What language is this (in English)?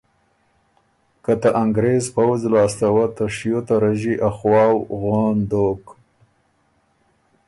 Ormuri